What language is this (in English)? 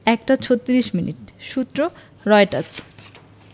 Bangla